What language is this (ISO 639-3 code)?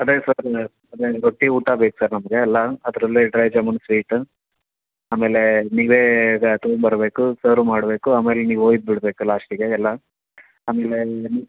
kan